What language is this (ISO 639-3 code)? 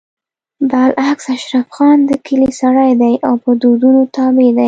pus